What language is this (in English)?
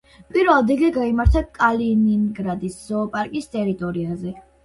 Georgian